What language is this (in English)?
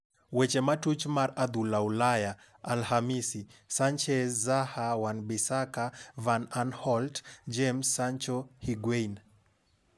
Luo (Kenya and Tanzania)